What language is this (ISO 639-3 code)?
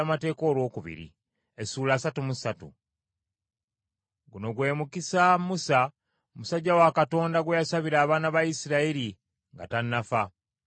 lug